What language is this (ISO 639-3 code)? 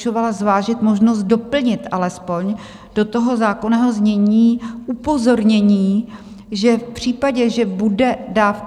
ces